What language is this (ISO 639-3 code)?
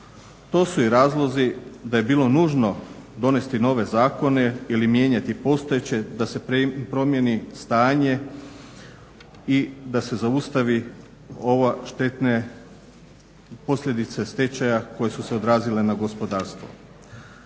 hrv